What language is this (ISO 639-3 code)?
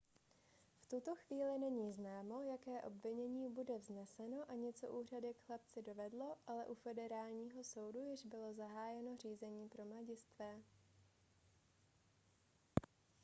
ces